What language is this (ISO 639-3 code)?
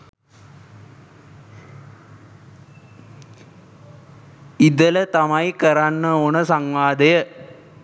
sin